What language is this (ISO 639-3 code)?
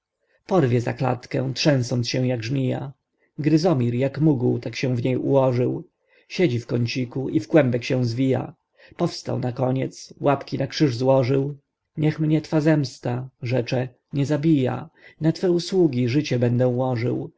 pol